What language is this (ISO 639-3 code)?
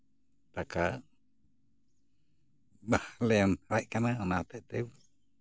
sat